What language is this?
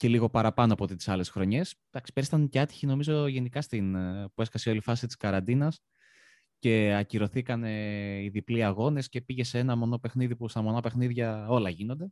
Greek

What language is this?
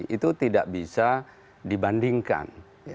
Indonesian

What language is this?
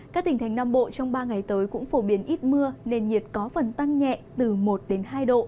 Vietnamese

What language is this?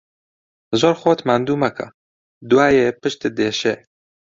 Central Kurdish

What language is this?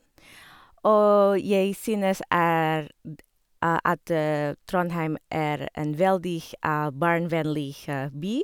Norwegian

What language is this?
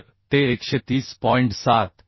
Marathi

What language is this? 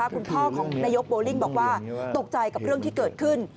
Thai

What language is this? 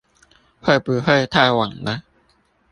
Chinese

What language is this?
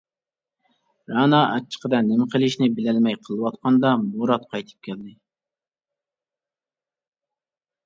Uyghur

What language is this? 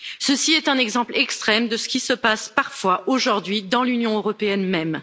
French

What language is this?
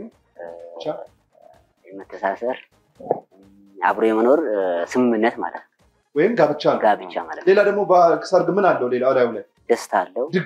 Arabic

